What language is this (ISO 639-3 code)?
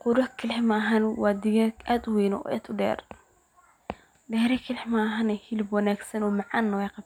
som